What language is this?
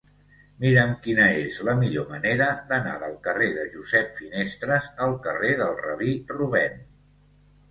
Catalan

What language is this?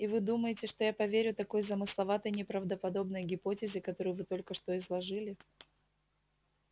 Russian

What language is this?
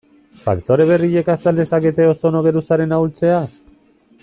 Basque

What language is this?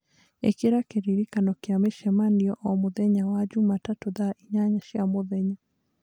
Kikuyu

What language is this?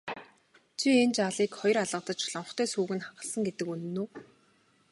Mongolian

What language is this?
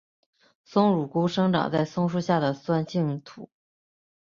Chinese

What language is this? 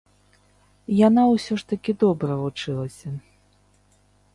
Belarusian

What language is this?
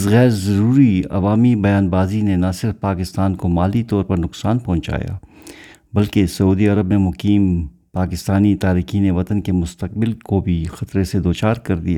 Urdu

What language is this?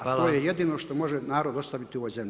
Croatian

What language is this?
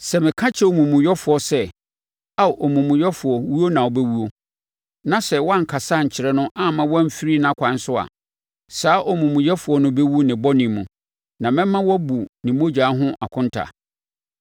Akan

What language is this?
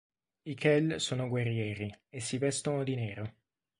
Italian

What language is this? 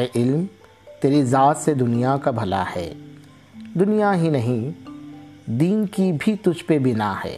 Urdu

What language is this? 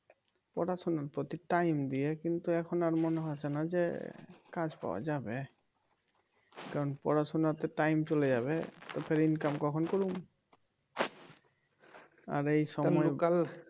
Bangla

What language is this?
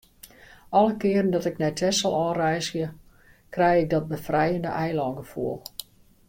Western Frisian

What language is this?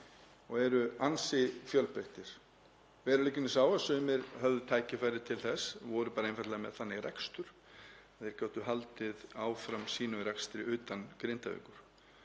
Icelandic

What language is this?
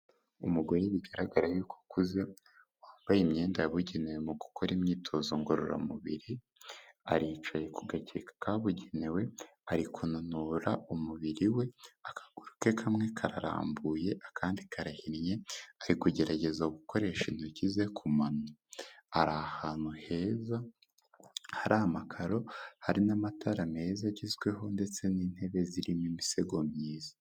Kinyarwanda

